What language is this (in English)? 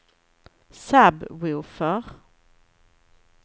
Swedish